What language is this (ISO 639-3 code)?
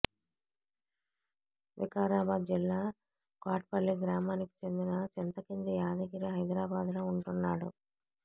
tel